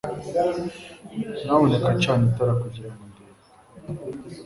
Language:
Kinyarwanda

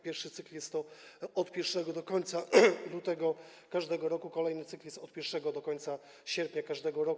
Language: Polish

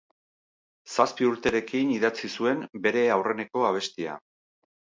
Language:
Basque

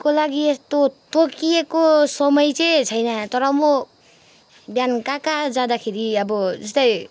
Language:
Nepali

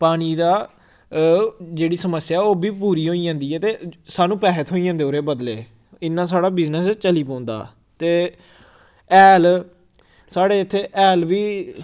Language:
Dogri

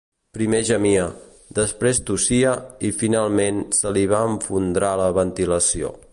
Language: Catalan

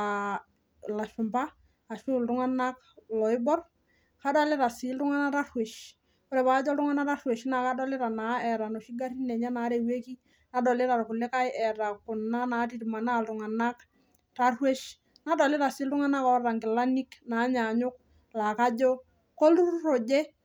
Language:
Masai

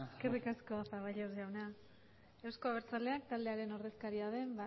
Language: Basque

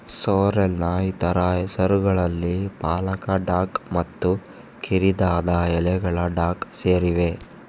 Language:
Kannada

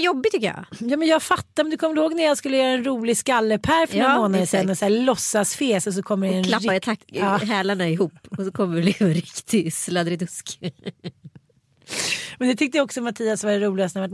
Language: Swedish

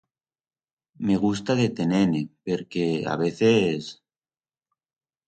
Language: Aragonese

